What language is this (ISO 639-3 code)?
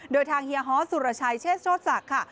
tha